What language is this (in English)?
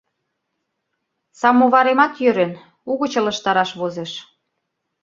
Mari